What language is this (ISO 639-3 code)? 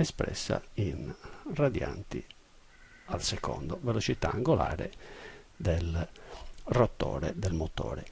ita